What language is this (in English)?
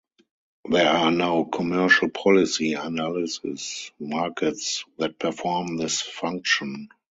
English